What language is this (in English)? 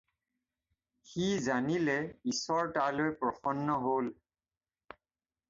Assamese